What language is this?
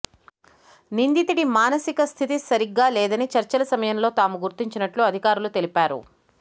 Telugu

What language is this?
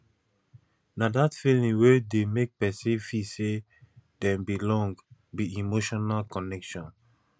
Nigerian Pidgin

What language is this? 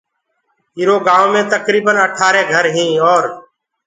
Gurgula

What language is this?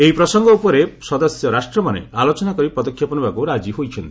Odia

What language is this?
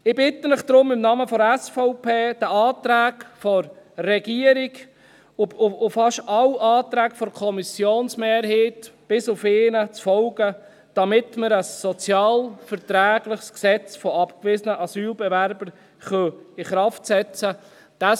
Swiss German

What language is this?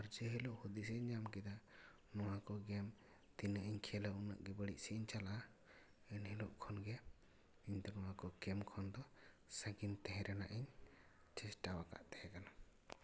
Santali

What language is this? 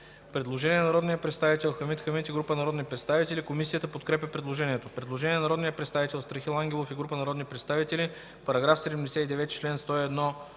Bulgarian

